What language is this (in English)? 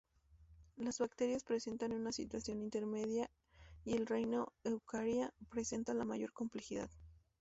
Spanish